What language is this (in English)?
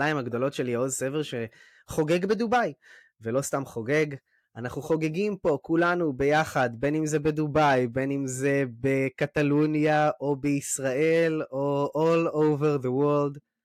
Hebrew